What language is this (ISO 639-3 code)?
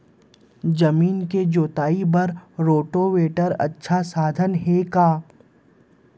hne